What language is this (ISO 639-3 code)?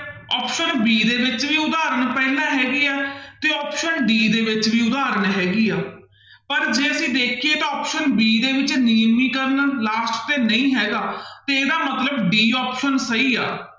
pan